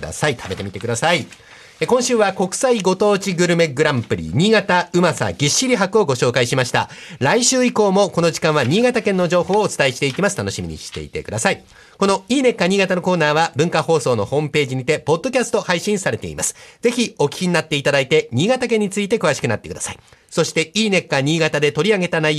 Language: Japanese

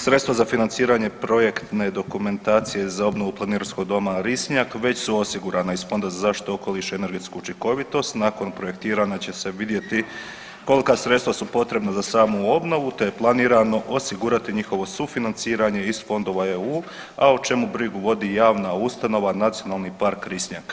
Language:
Croatian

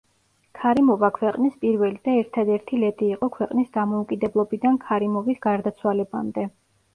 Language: Georgian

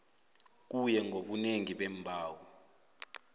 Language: South Ndebele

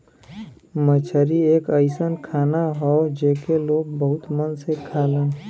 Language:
Bhojpuri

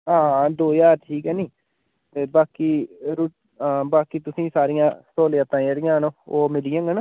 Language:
Dogri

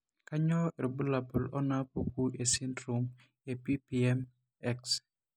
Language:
Masai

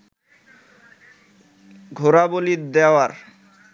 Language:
Bangla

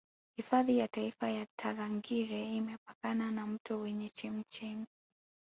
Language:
Swahili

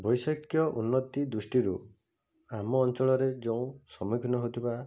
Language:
Odia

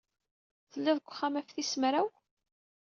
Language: Kabyle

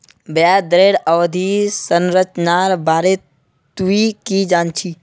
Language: Magahi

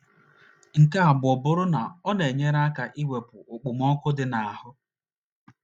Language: Igbo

